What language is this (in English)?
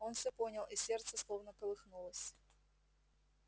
Russian